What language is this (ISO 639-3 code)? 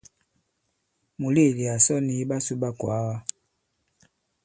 abb